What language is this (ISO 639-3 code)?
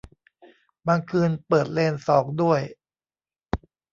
tha